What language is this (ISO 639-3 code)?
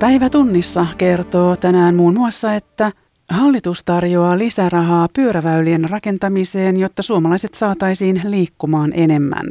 fin